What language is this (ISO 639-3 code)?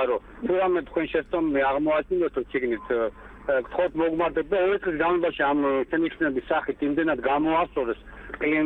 ron